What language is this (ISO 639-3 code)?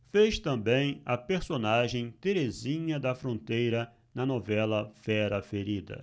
por